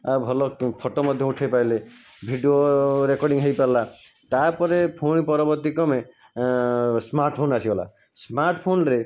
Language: Odia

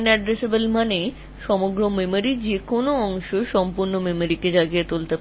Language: Bangla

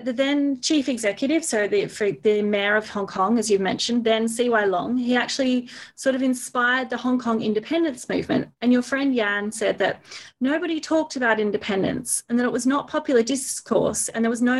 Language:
English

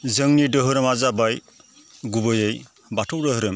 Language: Bodo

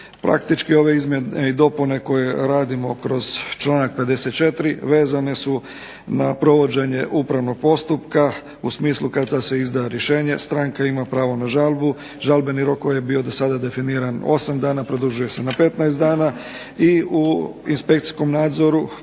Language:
Croatian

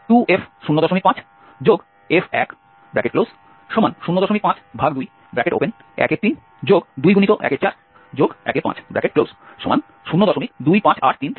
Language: Bangla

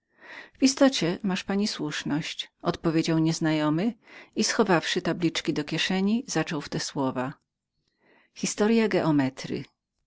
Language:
Polish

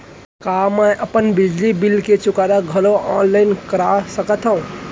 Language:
Chhattisgarhi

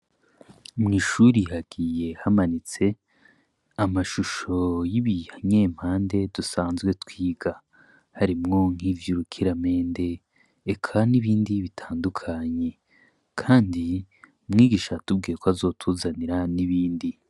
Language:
Rundi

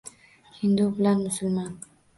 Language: Uzbek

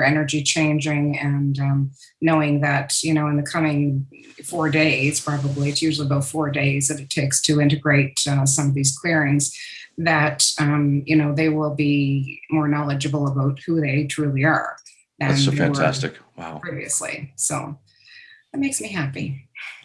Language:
English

